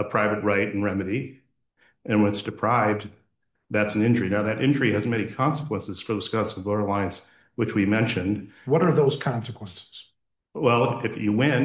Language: English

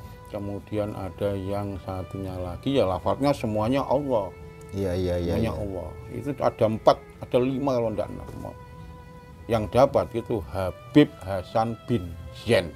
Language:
Indonesian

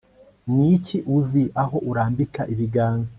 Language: Kinyarwanda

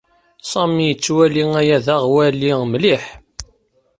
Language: Kabyle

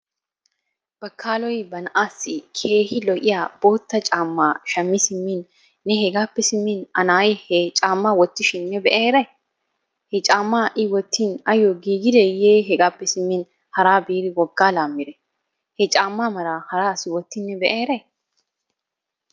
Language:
Wolaytta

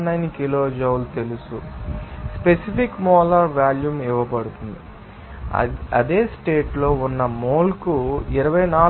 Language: Telugu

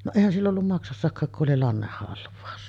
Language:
Finnish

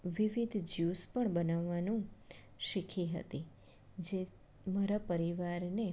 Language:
Gujarati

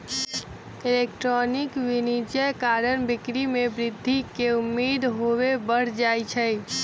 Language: Magahi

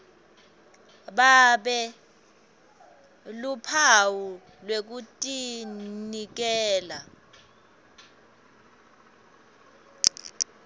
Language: Swati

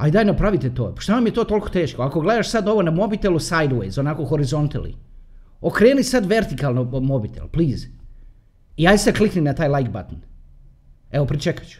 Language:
Croatian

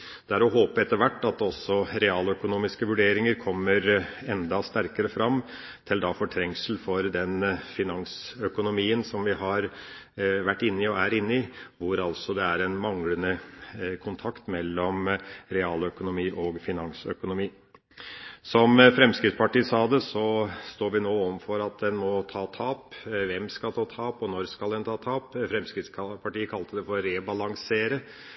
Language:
Norwegian Bokmål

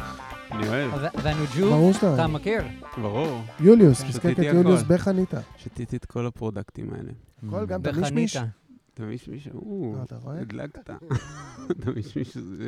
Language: Hebrew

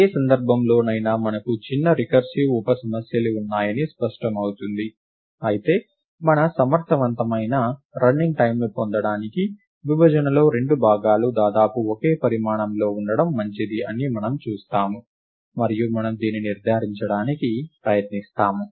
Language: Telugu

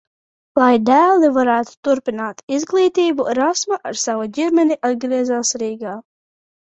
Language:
Latvian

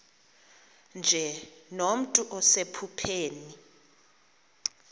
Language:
Xhosa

